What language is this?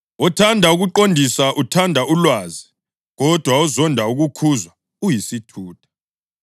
North Ndebele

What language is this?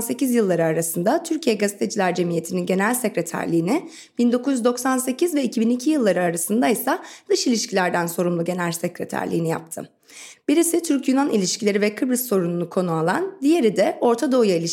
Turkish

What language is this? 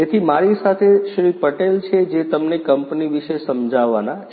Gujarati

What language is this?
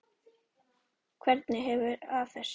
Icelandic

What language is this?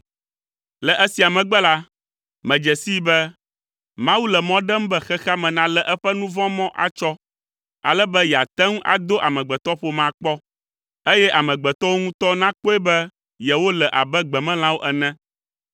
Ewe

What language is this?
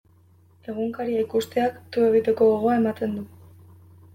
Basque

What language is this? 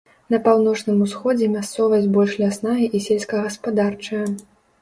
Belarusian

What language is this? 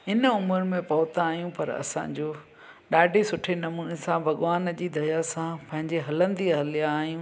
Sindhi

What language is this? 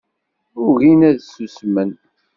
Kabyle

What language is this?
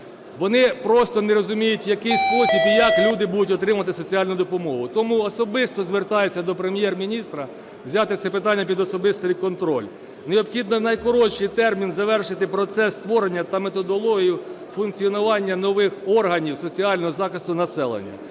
Ukrainian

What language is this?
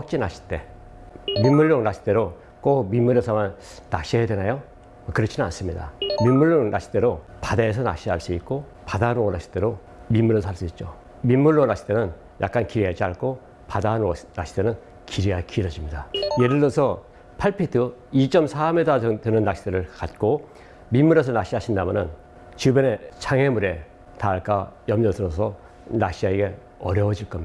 Korean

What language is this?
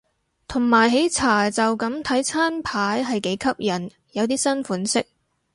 Cantonese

